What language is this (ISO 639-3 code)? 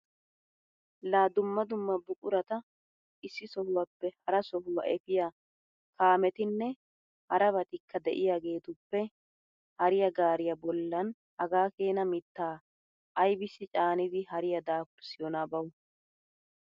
wal